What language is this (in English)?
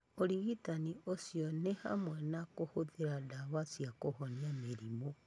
Kikuyu